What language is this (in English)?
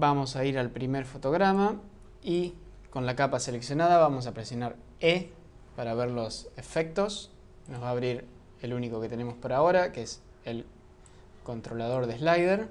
Spanish